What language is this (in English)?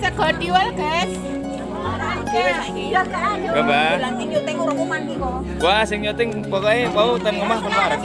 Indonesian